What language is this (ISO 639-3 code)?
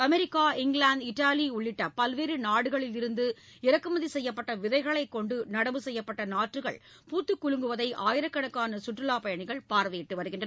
tam